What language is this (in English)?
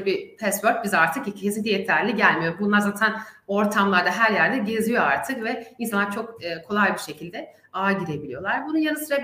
Turkish